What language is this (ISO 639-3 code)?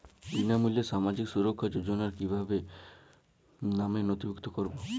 ben